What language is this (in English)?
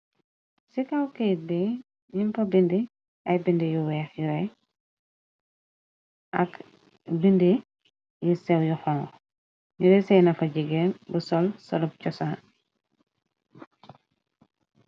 Wolof